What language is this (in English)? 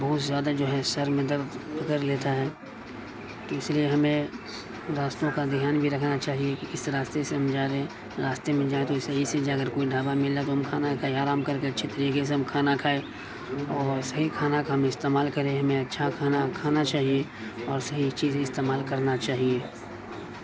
Urdu